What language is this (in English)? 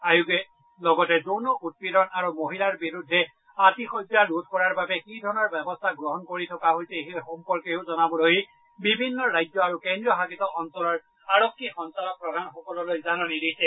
Assamese